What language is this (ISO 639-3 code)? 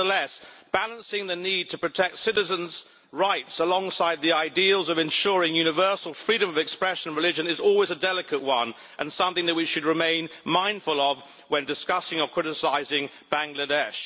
eng